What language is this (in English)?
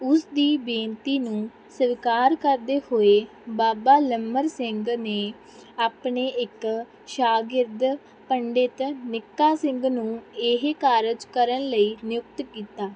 Punjabi